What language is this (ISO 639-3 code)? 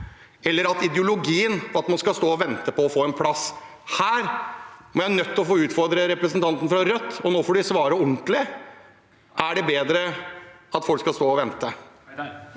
nor